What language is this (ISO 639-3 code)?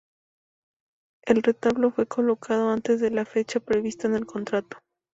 spa